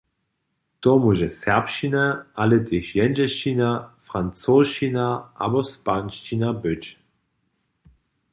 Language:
Upper Sorbian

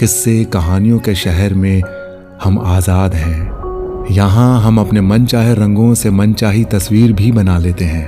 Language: Hindi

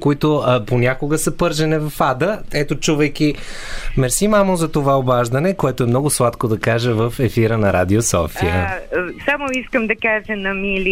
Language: Bulgarian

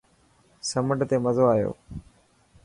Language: Dhatki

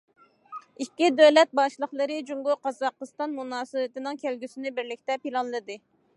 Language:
Uyghur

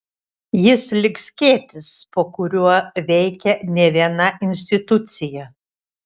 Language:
Lithuanian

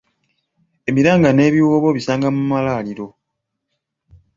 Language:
Ganda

